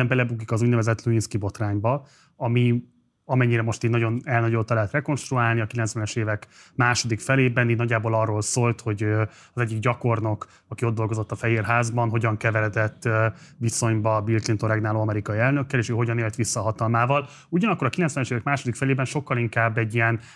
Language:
Hungarian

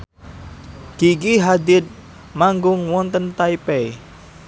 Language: Javanese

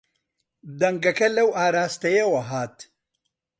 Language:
Central Kurdish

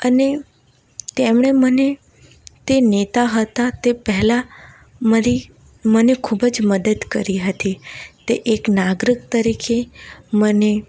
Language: Gujarati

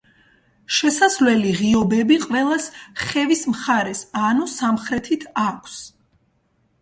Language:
Georgian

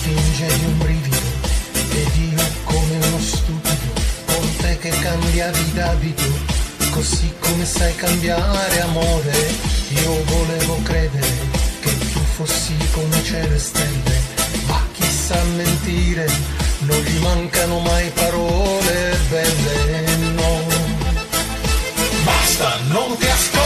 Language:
Italian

